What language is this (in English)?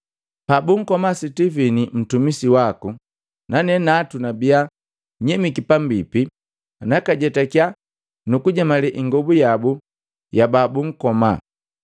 Matengo